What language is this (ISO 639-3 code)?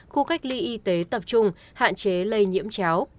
vie